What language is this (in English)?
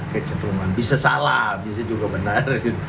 Indonesian